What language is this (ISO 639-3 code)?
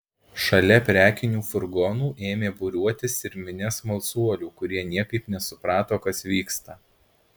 lit